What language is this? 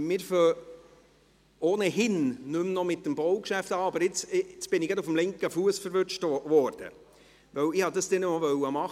Swiss German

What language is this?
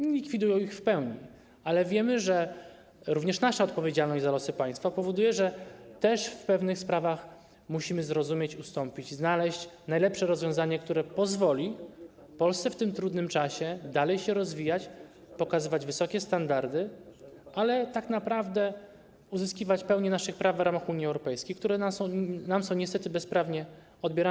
Polish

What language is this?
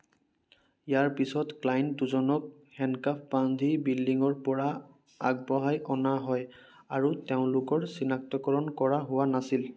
Assamese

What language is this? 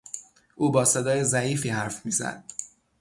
Persian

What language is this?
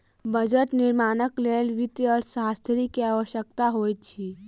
Maithili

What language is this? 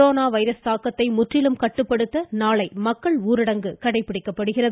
Tamil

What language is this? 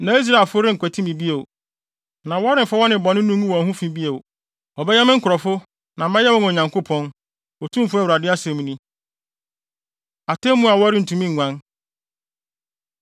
Akan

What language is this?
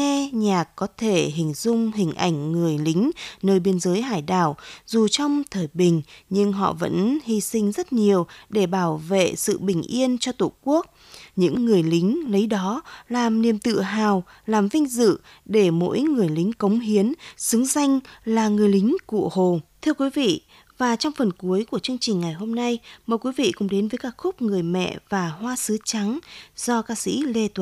Vietnamese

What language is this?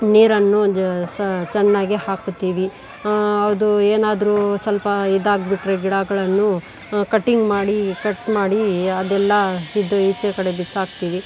Kannada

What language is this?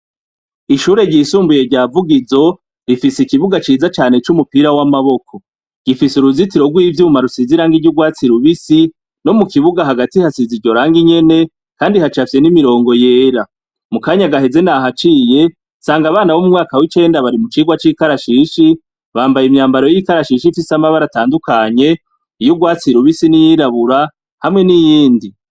Rundi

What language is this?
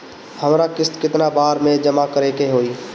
Bhojpuri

